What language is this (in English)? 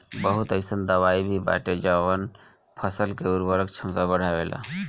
Bhojpuri